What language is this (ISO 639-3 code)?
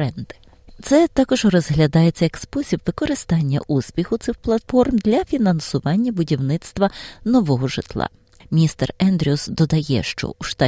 ukr